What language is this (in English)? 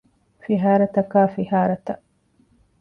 Divehi